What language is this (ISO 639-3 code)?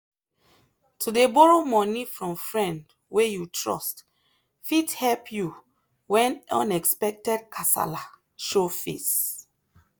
pcm